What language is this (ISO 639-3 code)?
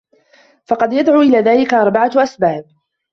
ara